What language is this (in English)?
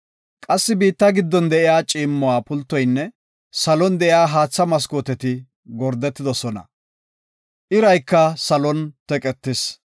Gofa